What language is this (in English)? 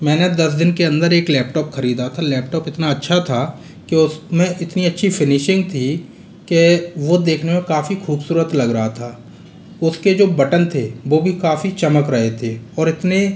Hindi